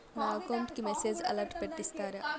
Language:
Telugu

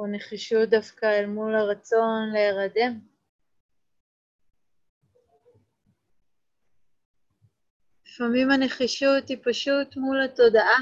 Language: Hebrew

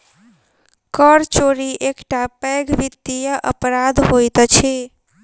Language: Maithili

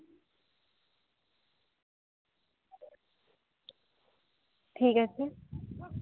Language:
Santali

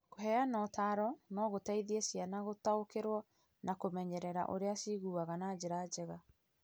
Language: Kikuyu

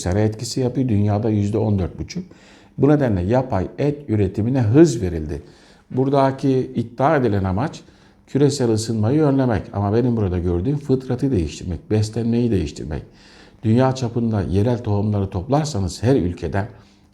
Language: Turkish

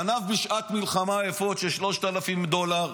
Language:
Hebrew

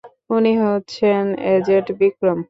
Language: Bangla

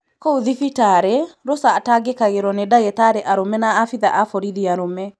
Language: Kikuyu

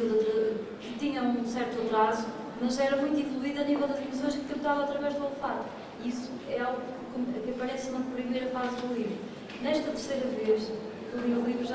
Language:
Portuguese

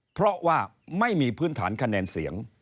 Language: Thai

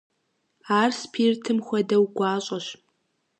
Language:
Kabardian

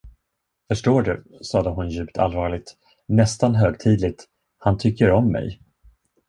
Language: Swedish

